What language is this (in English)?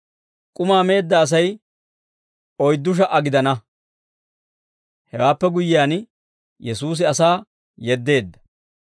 Dawro